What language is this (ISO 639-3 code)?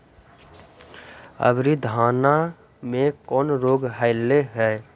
mag